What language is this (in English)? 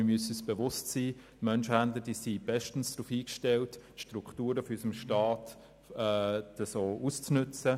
Swiss German